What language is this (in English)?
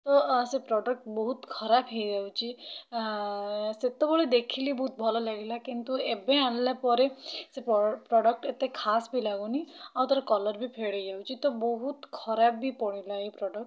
Odia